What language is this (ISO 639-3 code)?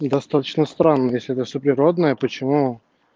rus